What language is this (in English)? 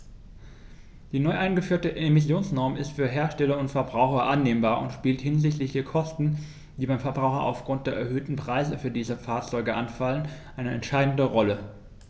German